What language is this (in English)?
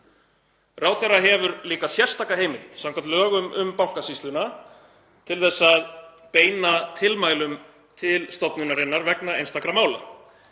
Icelandic